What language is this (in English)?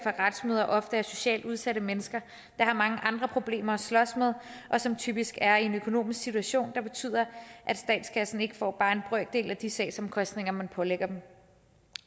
Danish